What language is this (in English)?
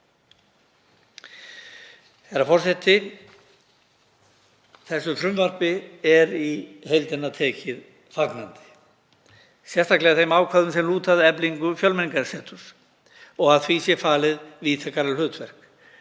Icelandic